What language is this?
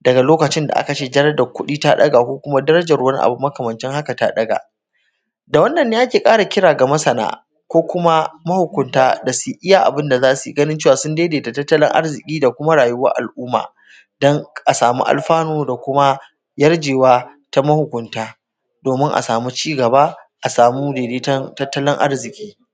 Hausa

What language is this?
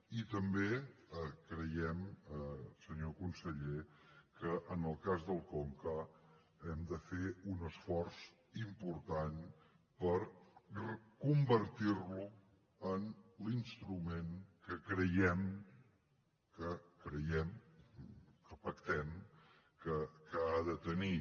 Catalan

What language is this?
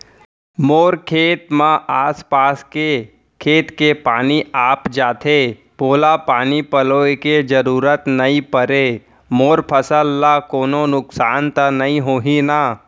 Chhattisgarhi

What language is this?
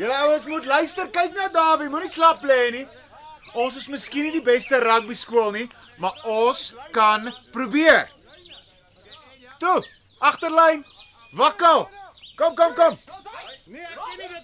Dutch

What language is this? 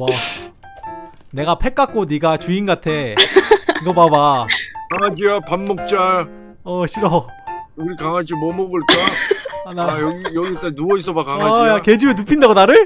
Korean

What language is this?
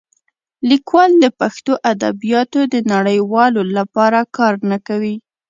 Pashto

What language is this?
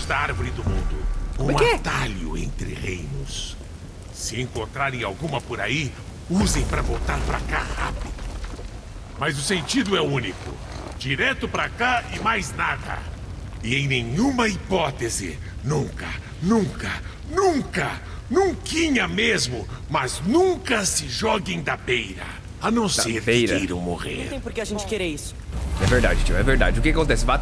Portuguese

